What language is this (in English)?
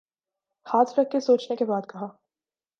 Urdu